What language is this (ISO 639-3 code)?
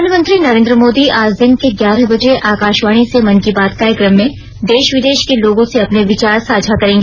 hin